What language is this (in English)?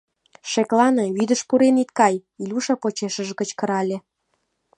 Mari